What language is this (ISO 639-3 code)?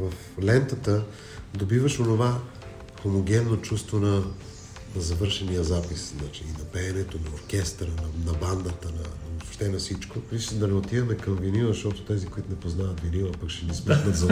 bul